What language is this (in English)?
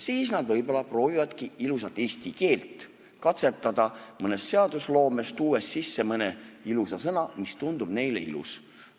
Estonian